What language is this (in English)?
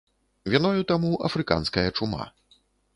Belarusian